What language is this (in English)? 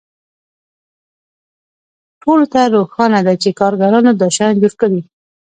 Pashto